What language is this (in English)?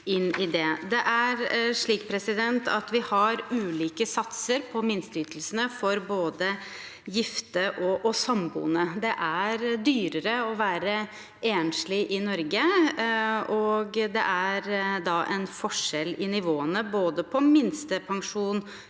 Norwegian